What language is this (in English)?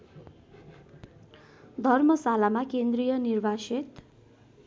Nepali